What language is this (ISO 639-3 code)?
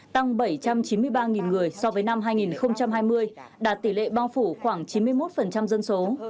vie